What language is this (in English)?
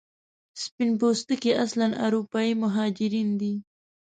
Pashto